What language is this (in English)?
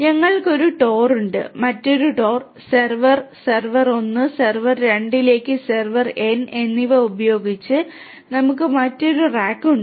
Malayalam